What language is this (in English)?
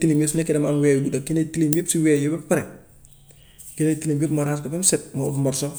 Gambian Wolof